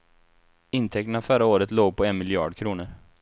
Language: Swedish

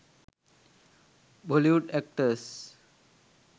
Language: Sinhala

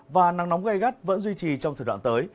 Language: Vietnamese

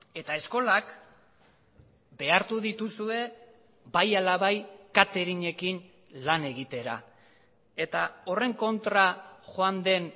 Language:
Basque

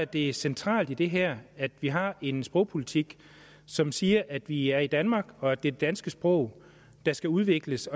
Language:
Danish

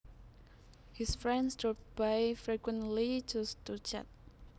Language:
Javanese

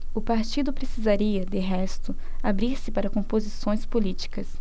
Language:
Portuguese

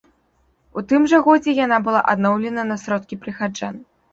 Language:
Belarusian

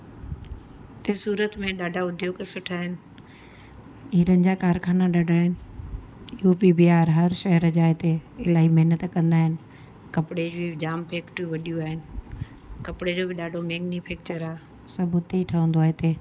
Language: Sindhi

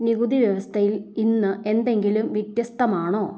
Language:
Malayalam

